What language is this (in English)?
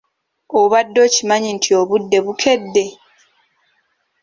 Ganda